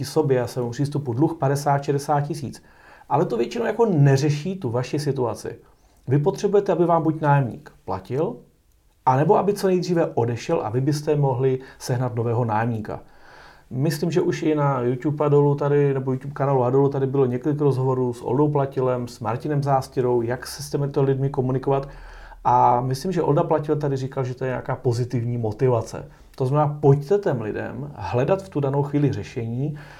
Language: Czech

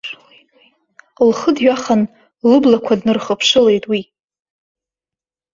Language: Abkhazian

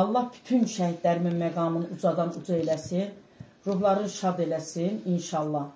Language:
Turkish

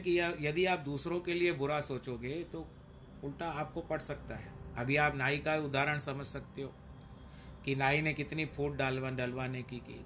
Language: Hindi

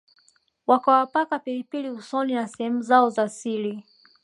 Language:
Swahili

